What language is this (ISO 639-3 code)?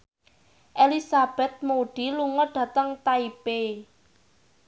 jav